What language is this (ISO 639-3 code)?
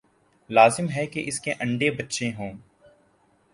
urd